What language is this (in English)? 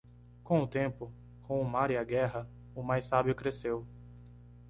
Portuguese